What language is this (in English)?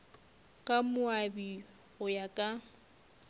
Northern Sotho